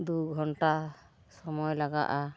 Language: Santali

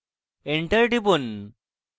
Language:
Bangla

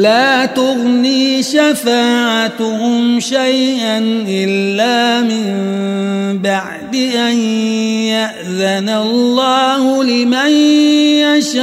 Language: Arabic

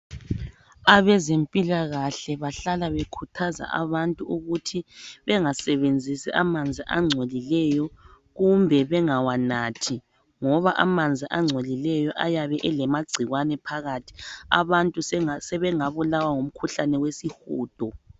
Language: North Ndebele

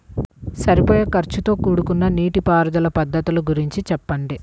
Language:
Telugu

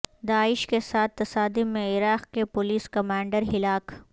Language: Urdu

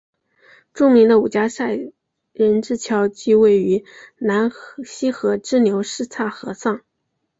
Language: Chinese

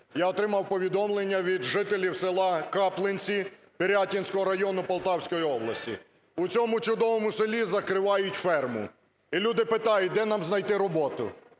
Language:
Ukrainian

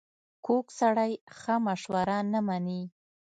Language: Pashto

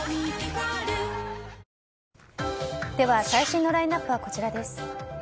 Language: Japanese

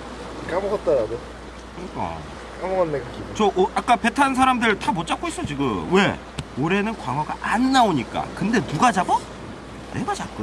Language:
Korean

